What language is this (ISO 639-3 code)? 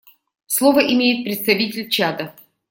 rus